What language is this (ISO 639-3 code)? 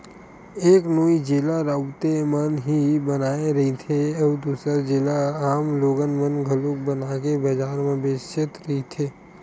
hne